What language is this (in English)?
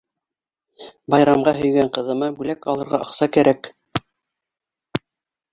Bashkir